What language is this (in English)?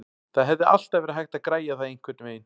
Icelandic